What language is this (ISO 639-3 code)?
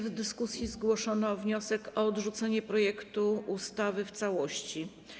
pol